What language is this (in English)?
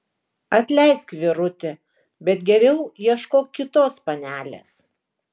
Lithuanian